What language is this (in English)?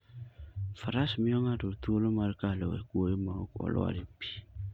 Luo (Kenya and Tanzania)